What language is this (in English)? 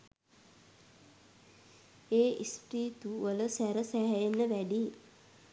Sinhala